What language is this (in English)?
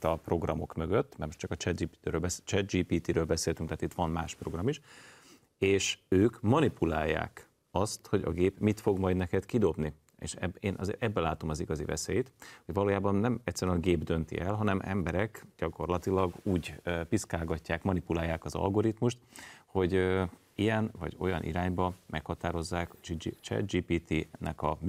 Hungarian